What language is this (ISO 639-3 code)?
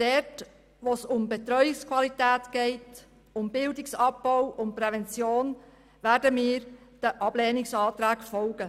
gsw